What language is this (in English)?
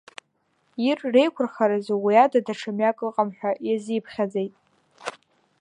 Abkhazian